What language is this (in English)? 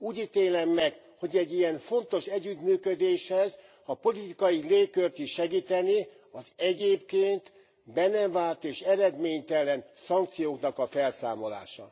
Hungarian